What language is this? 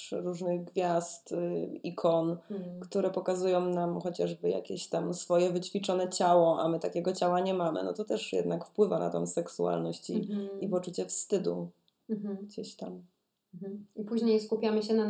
Polish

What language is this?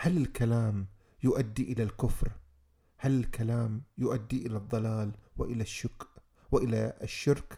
Arabic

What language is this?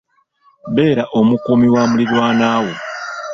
Ganda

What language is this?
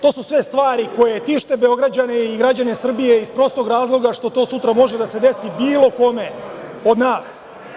Serbian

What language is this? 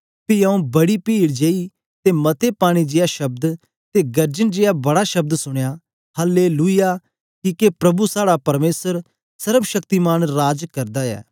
Dogri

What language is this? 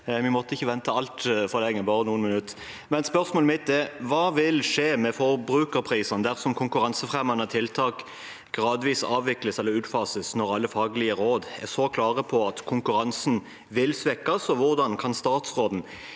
Norwegian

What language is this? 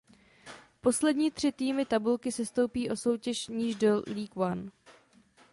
Czech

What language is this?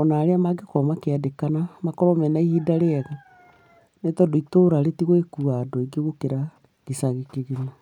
Kikuyu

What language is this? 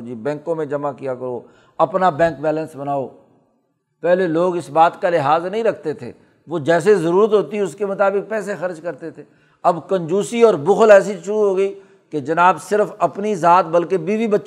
Urdu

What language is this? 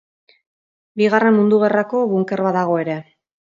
Basque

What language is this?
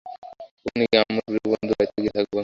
Bangla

